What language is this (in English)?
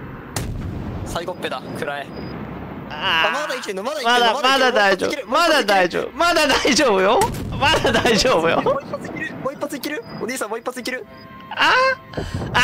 Japanese